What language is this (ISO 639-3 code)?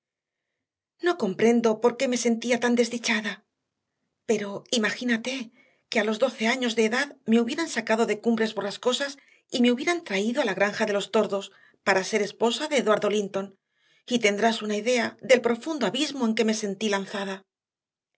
spa